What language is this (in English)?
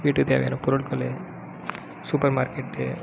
Tamil